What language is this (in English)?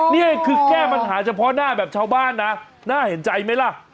Thai